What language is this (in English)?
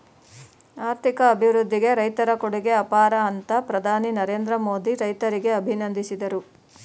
Kannada